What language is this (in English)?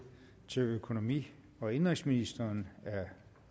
Danish